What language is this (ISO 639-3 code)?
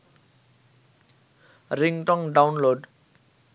ben